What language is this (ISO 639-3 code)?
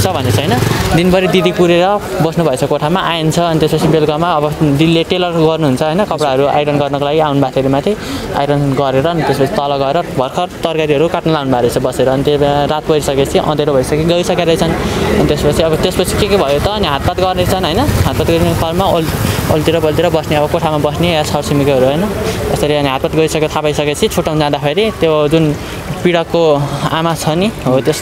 hin